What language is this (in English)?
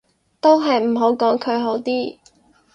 Cantonese